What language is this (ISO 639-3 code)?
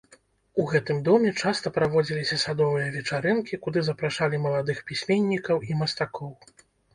bel